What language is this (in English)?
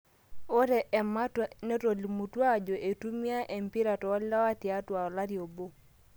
Masai